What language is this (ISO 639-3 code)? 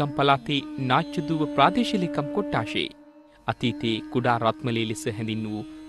hin